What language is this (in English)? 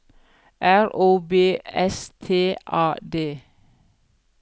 Norwegian